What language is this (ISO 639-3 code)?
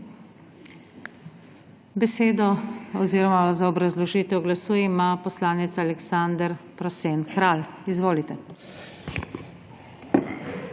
slv